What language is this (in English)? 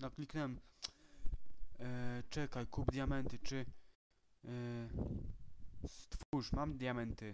Polish